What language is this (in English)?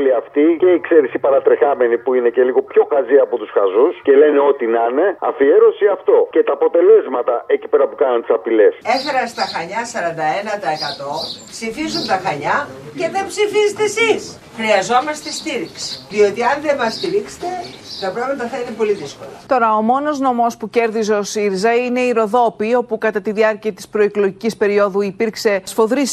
Greek